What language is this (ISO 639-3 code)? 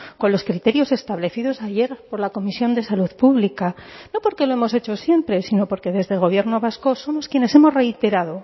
spa